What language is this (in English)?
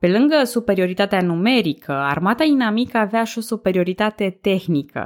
Romanian